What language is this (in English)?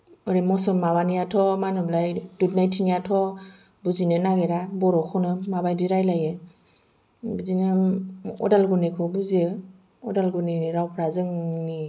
Bodo